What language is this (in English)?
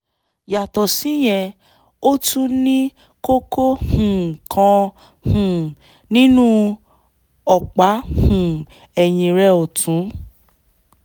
Yoruba